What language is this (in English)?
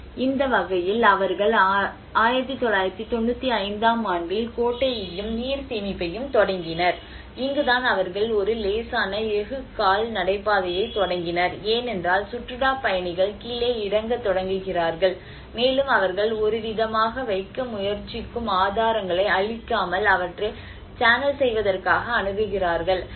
Tamil